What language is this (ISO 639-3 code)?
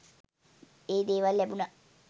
sin